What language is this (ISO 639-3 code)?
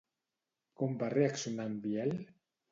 cat